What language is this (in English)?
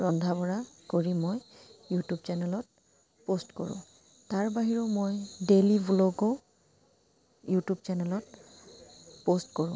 Assamese